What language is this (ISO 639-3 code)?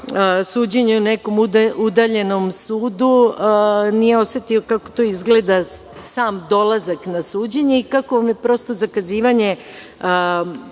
srp